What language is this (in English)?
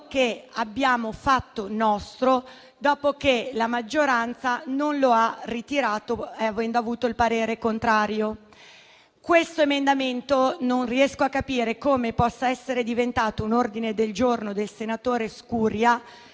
Italian